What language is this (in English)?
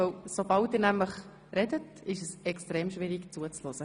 Swiss German